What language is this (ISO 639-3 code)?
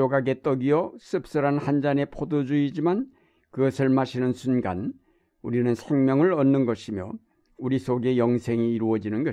kor